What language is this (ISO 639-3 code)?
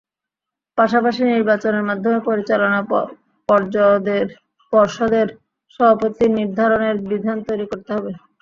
ben